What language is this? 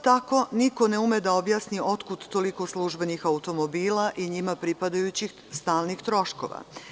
Serbian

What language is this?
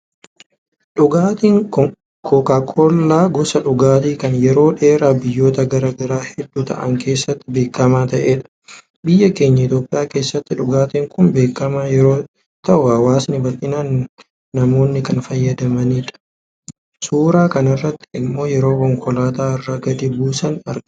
Oromo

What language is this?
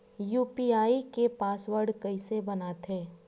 Chhattisgarhi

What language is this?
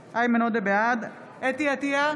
Hebrew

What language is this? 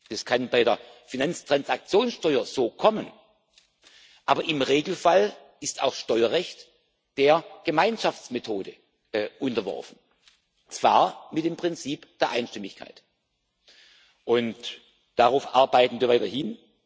German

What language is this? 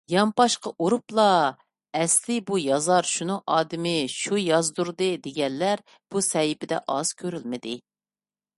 Uyghur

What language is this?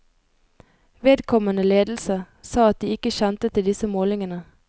Norwegian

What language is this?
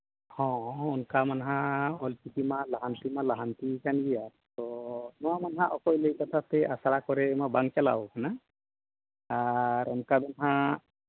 Santali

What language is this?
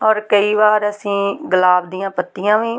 Punjabi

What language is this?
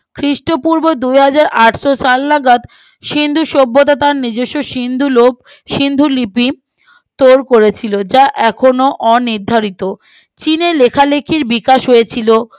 Bangla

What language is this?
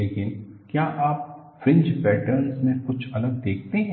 Hindi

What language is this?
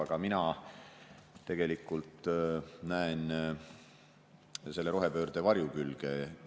Estonian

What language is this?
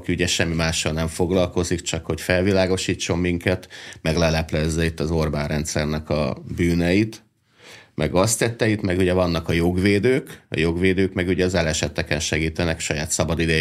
Hungarian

